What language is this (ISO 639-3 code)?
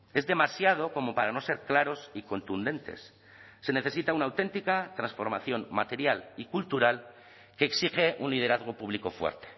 spa